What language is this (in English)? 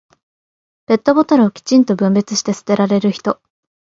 Japanese